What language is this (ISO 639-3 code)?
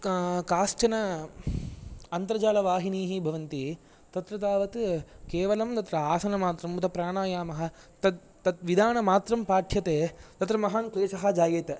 san